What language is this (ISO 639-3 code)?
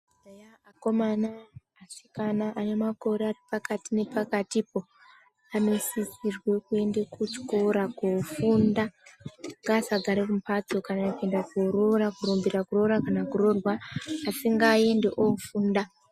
ndc